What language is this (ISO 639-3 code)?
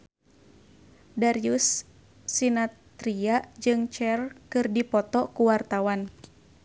sun